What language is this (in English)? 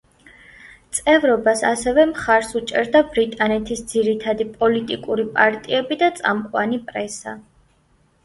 Georgian